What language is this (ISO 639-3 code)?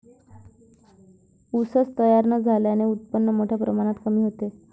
mar